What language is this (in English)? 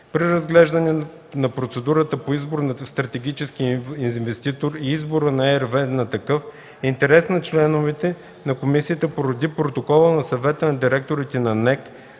Bulgarian